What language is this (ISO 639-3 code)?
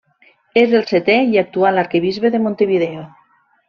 cat